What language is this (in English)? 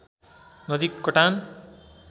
Nepali